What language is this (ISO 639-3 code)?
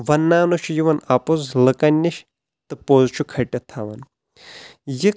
kas